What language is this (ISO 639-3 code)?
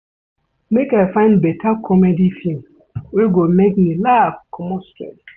pcm